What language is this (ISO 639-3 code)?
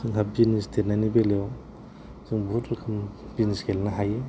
brx